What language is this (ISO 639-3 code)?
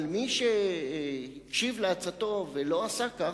heb